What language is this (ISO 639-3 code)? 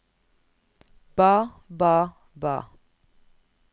nor